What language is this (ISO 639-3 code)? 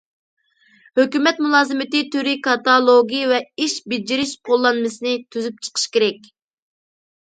uig